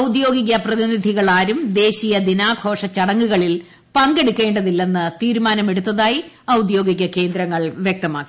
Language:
Malayalam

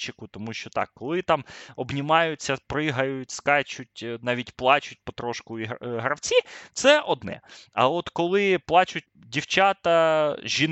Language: Ukrainian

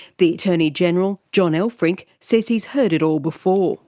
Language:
English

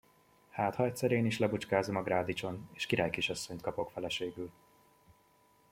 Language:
Hungarian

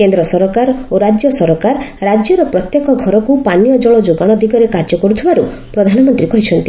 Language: Odia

